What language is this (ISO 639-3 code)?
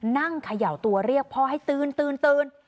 tha